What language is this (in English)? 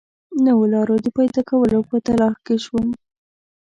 Pashto